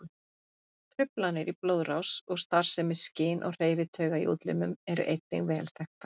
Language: Icelandic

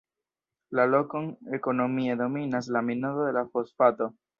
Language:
Esperanto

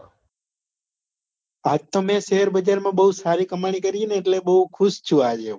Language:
Gujarati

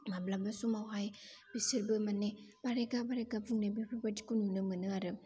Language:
Bodo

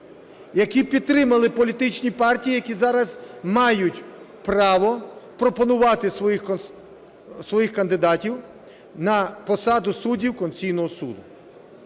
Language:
Ukrainian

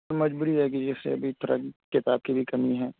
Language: Urdu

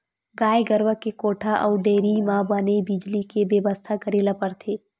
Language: Chhattisgarhi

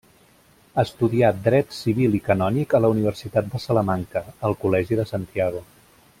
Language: Catalan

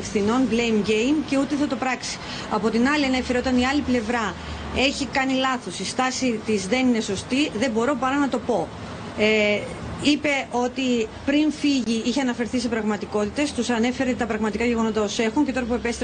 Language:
Greek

